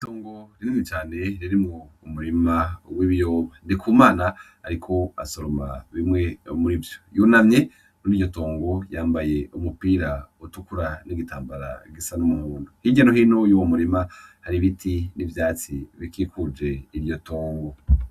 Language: Rundi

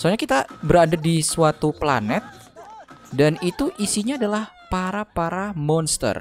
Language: Indonesian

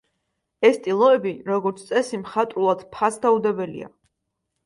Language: Georgian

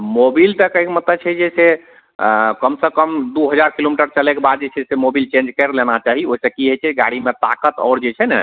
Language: Maithili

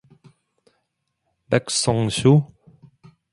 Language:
Korean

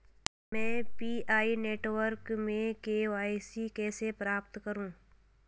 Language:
Hindi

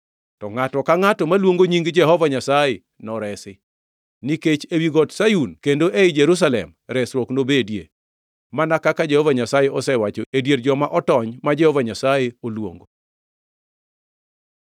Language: Luo (Kenya and Tanzania)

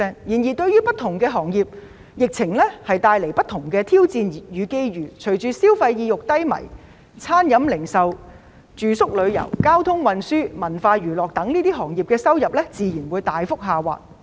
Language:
Cantonese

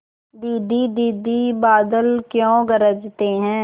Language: Hindi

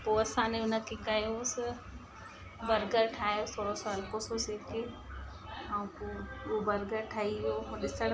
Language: Sindhi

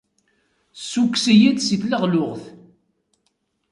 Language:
Kabyle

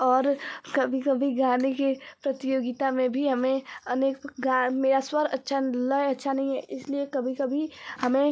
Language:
Hindi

